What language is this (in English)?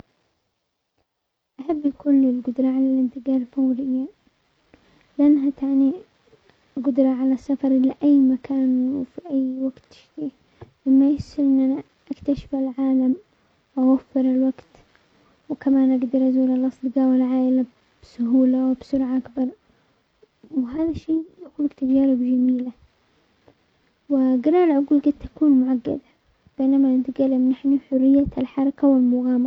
Omani Arabic